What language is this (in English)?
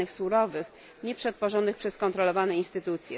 Polish